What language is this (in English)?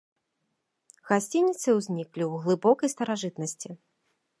Belarusian